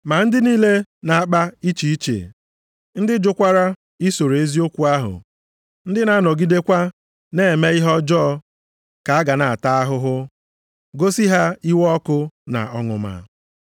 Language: Igbo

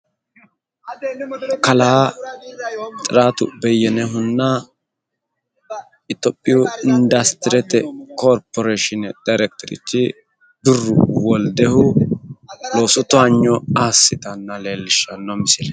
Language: Sidamo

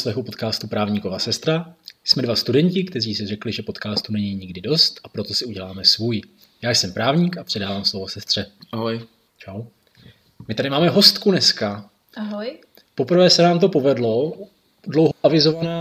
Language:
Czech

